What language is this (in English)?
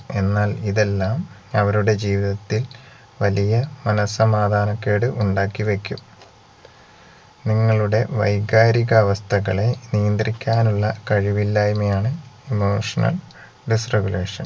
Malayalam